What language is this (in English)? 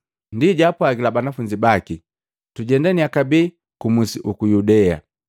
Matengo